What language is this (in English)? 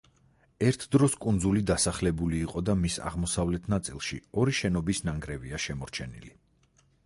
Georgian